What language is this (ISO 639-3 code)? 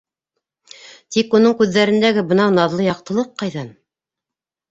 bak